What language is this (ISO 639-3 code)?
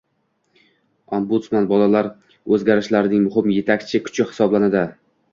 uzb